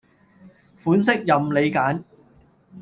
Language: Cantonese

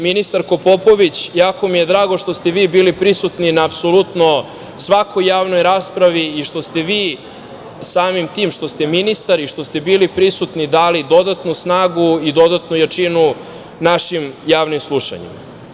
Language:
Serbian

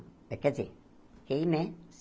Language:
Portuguese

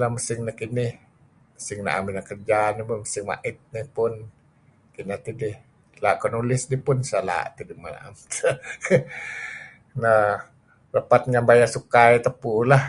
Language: Kelabit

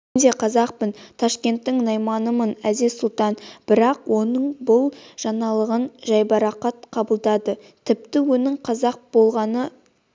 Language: Kazakh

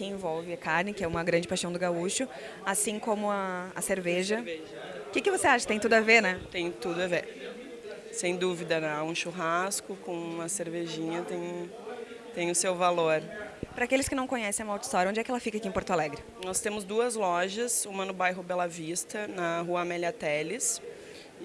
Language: Portuguese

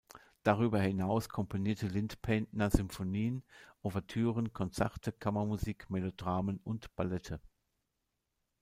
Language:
German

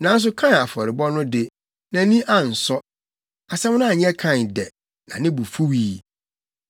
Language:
Akan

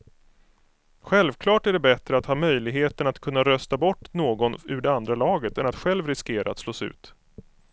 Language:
Swedish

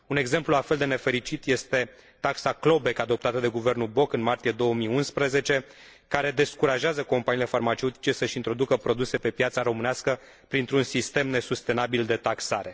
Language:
Romanian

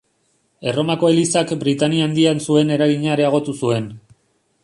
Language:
Basque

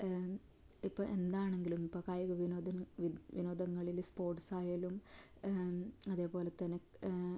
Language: Malayalam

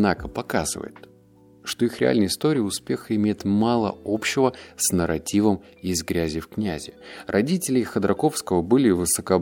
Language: Russian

